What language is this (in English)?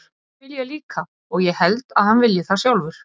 Icelandic